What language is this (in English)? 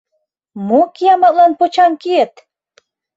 Mari